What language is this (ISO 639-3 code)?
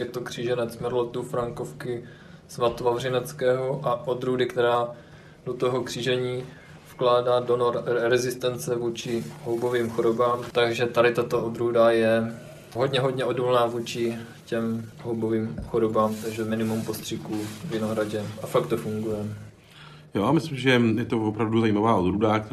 ces